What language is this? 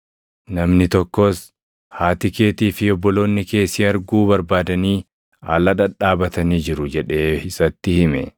Oromo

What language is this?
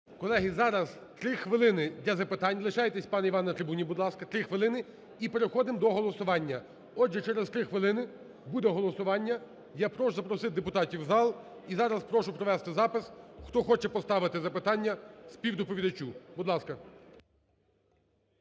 Ukrainian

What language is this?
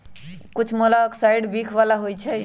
Magahi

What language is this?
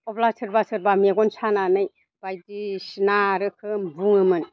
Bodo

